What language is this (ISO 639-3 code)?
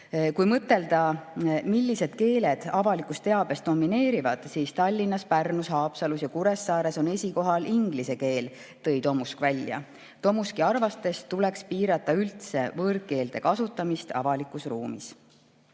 est